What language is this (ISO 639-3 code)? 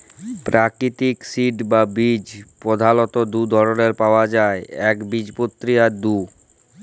ben